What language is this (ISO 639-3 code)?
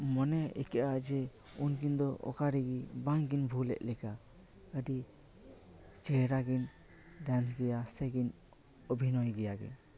sat